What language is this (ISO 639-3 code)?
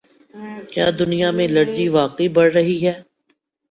urd